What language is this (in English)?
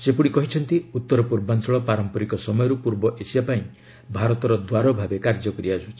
Odia